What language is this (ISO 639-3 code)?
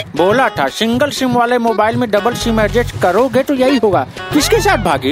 hin